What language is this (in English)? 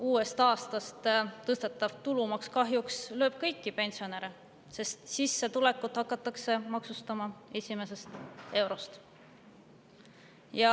Estonian